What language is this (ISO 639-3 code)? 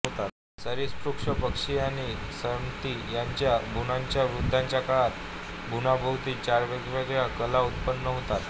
mar